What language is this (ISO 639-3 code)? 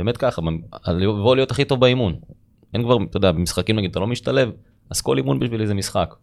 heb